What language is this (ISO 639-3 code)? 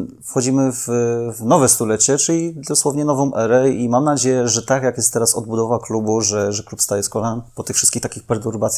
pol